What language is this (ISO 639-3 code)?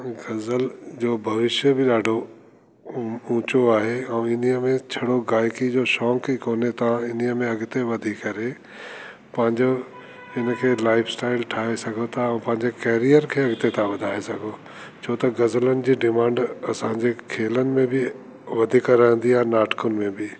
snd